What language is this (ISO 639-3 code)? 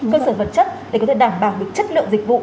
vie